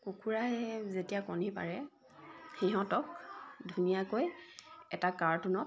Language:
Assamese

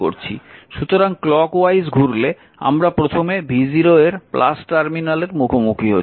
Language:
Bangla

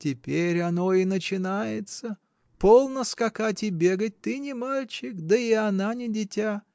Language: Russian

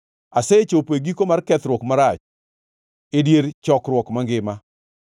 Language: Luo (Kenya and Tanzania)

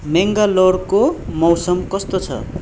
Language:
Nepali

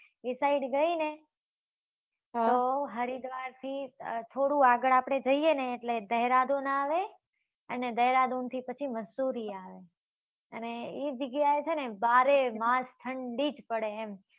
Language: Gujarati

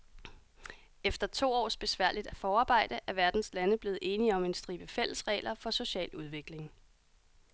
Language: Danish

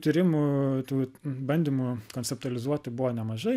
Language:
Lithuanian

